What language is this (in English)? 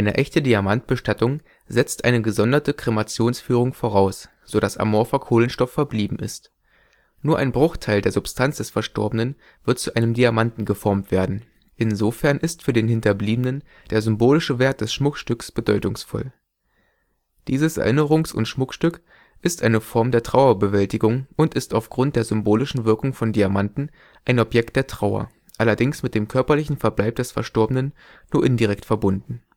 German